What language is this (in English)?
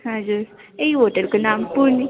Nepali